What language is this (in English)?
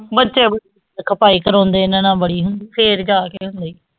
Punjabi